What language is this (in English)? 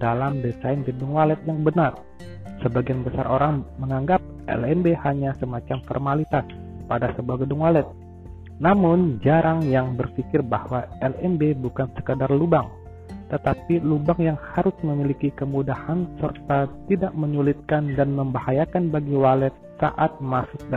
Indonesian